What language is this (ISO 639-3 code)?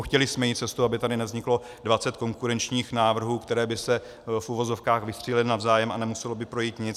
ces